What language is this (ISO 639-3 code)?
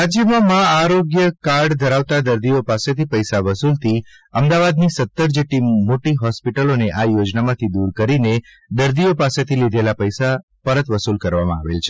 guj